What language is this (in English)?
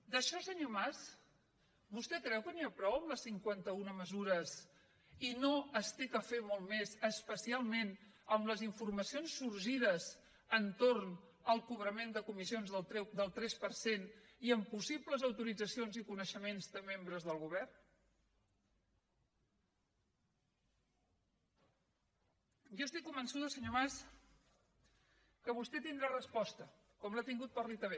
Catalan